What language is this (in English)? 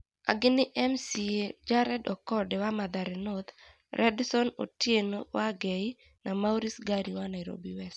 Kikuyu